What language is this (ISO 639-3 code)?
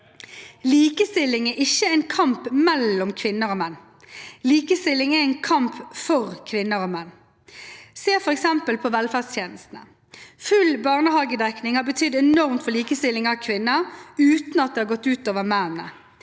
nor